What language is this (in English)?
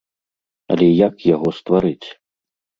Belarusian